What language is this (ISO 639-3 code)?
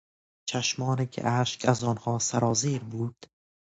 fas